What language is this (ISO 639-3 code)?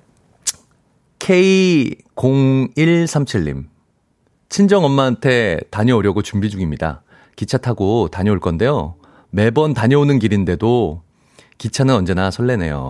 kor